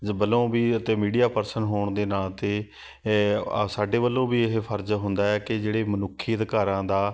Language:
Punjabi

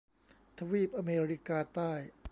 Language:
Thai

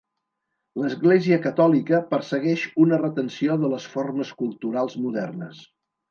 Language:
Catalan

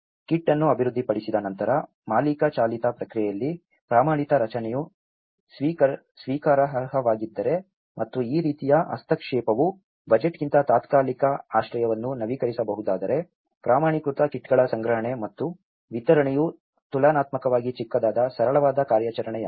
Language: Kannada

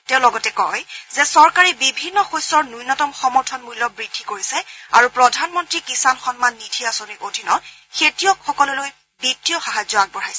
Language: Assamese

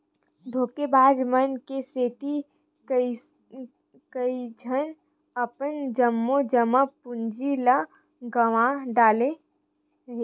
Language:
Chhattisgarhi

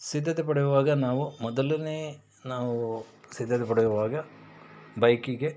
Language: Kannada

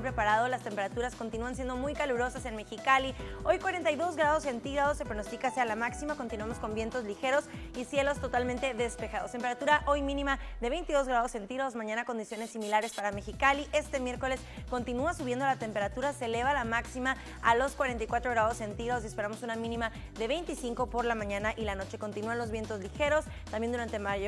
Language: Spanish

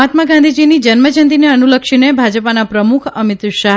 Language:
Gujarati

